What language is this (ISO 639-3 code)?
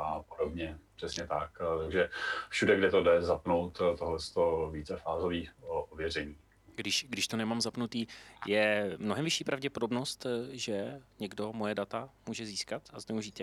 ces